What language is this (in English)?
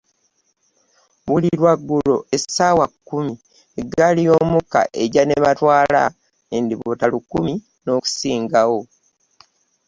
Ganda